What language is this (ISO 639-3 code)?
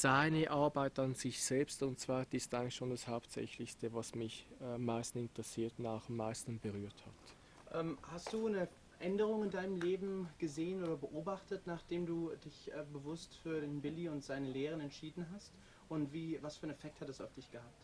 deu